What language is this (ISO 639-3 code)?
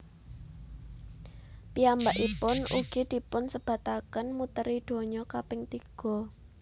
jav